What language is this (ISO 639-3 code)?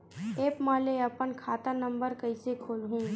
hne